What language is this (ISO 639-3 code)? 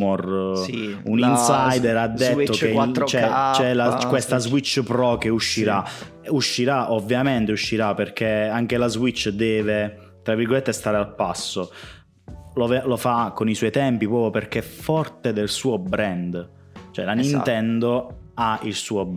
ita